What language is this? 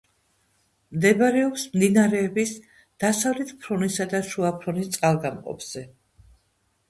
Georgian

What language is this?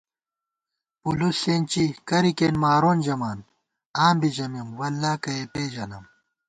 Gawar-Bati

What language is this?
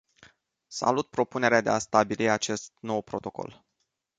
Romanian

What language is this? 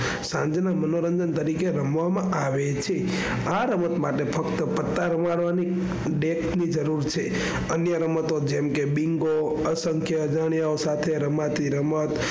Gujarati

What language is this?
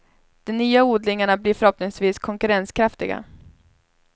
Swedish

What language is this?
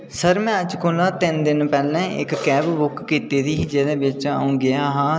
Dogri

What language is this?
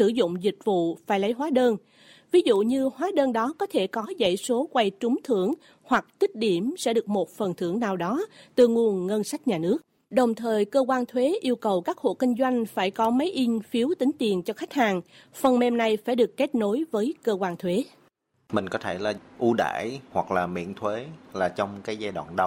Vietnamese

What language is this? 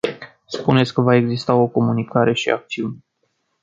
Romanian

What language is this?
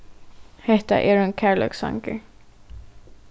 Faroese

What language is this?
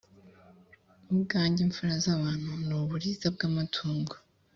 Kinyarwanda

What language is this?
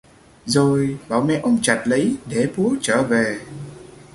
Vietnamese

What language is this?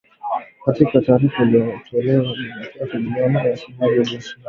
Swahili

